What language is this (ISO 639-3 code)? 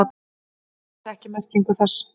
isl